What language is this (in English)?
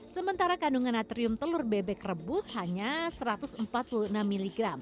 Indonesian